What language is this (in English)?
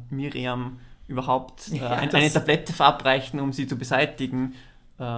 German